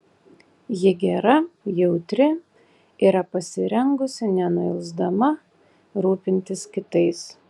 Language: Lithuanian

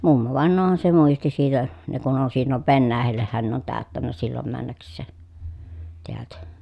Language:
Finnish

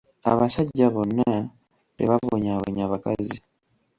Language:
Ganda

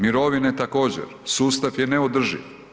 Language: Croatian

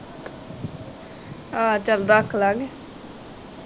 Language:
Punjabi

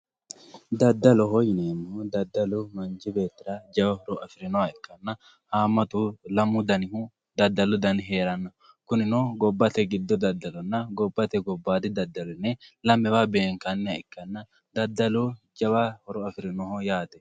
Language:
Sidamo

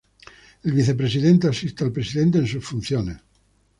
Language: Spanish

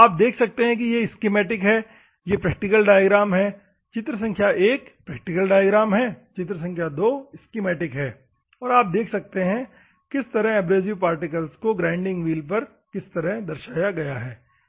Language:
Hindi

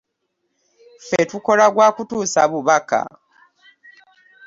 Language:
Ganda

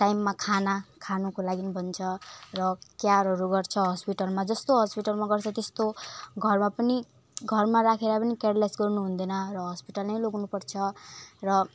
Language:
Nepali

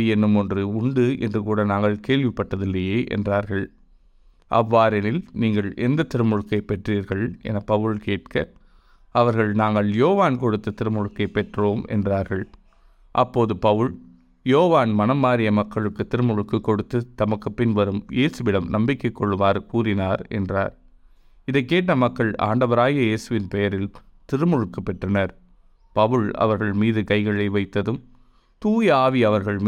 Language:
Tamil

